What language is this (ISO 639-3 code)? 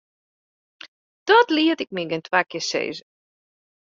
fry